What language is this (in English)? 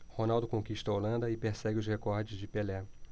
Portuguese